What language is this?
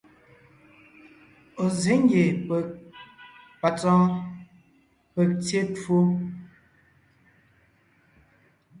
Ngiemboon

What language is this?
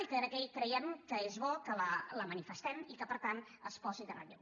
Catalan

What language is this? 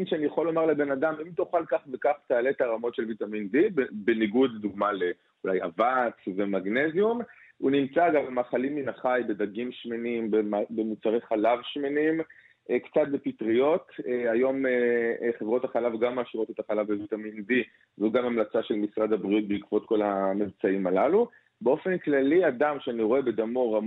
Hebrew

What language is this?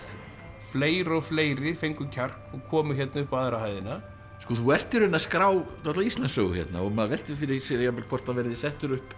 Icelandic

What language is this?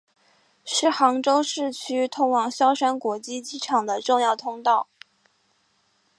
Chinese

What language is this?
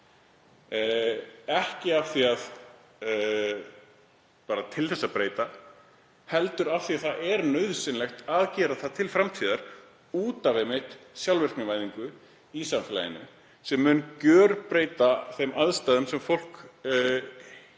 Icelandic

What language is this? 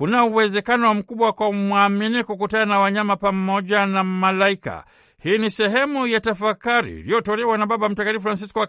Swahili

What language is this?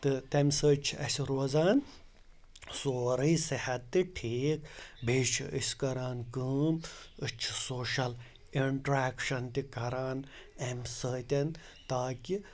Kashmiri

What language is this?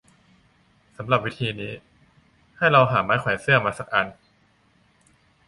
Thai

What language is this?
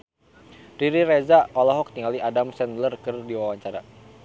Sundanese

